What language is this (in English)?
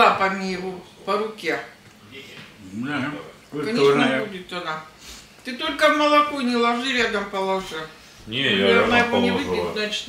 Russian